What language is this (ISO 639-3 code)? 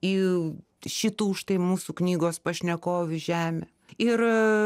lit